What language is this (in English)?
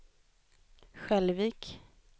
Swedish